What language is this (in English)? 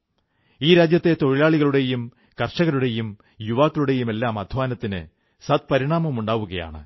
Malayalam